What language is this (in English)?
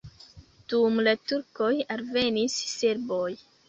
Esperanto